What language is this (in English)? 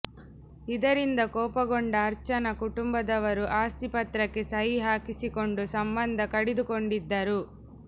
Kannada